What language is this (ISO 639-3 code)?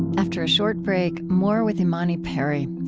eng